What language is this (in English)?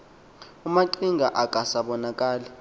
Xhosa